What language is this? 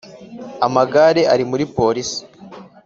Kinyarwanda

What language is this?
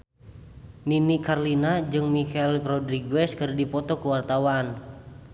Sundanese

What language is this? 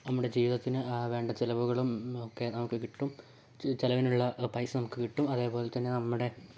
Malayalam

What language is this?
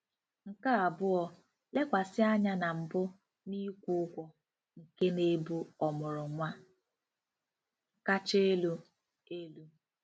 Igbo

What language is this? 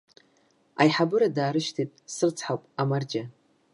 Abkhazian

